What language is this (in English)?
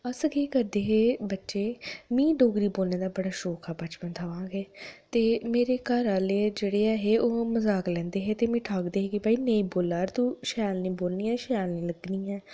Dogri